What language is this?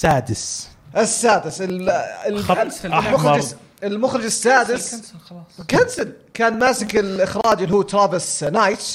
Arabic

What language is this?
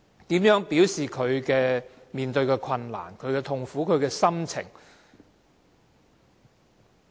Cantonese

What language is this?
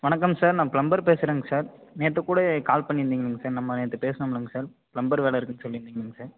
Tamil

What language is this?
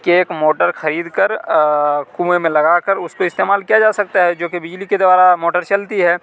Urdu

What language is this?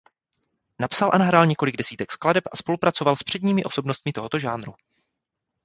Czech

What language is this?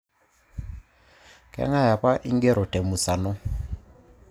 Masai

